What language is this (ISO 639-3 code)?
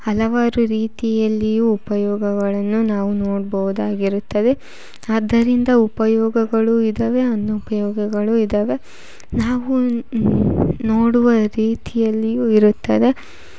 kan